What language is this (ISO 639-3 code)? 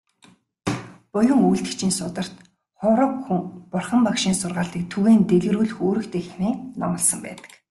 mon